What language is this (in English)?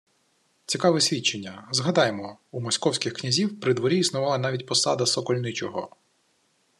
Ukrainian